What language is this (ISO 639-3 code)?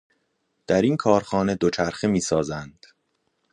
fas